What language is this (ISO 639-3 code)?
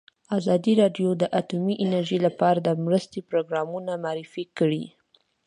pus